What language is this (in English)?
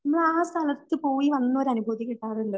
Malayalam